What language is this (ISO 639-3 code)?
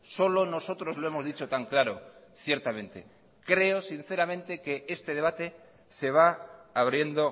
spa